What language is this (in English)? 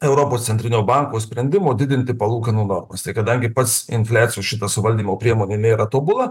Lithuanian